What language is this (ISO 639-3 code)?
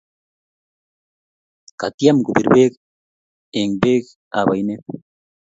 kln